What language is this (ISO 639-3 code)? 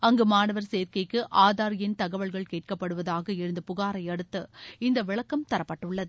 tam